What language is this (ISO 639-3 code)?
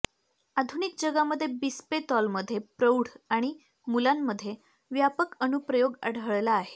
mar